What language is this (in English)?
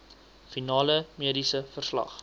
Afrikaans